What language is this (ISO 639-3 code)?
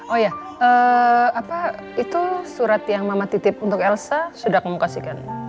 ind